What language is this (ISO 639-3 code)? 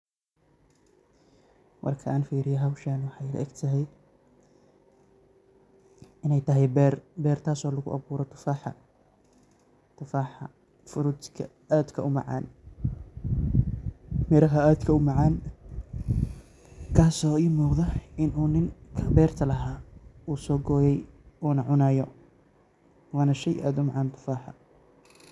som